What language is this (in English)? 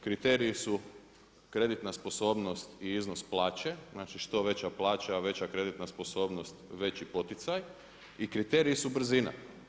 Croatian